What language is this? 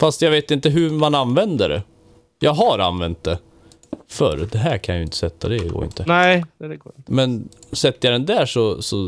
Swedish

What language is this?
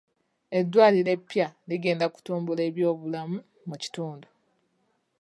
Ganda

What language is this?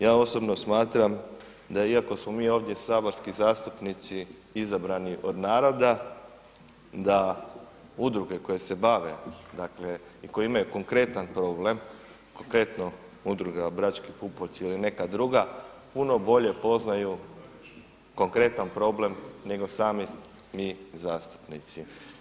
Croatian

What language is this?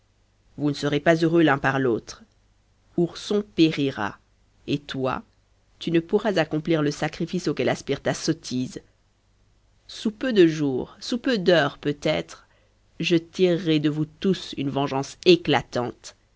French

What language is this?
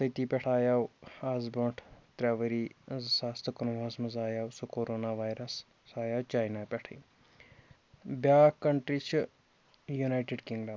Kashmiri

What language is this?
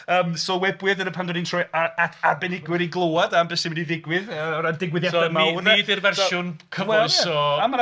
Welsh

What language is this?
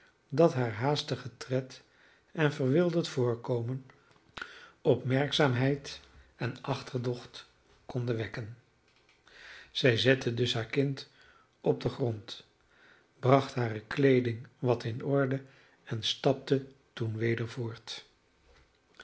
Dutch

